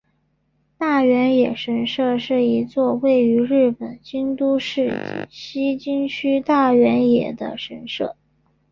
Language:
Chinese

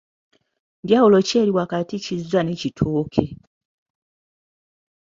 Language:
Ganda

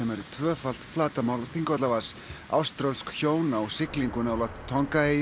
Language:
Icelandic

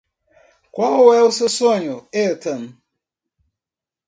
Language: Portuguese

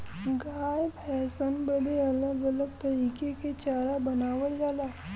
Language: Bhojpuri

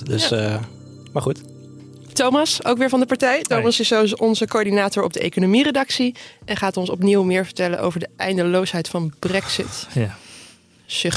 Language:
Dutch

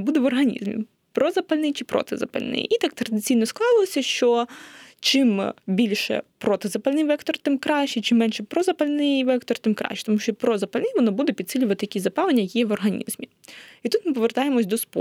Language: Ukrainian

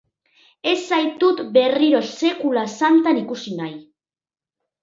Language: Basque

